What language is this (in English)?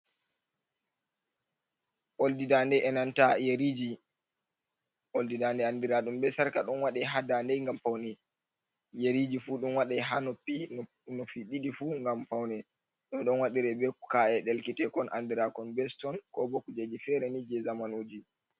Fula